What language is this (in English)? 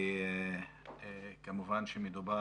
Hebrew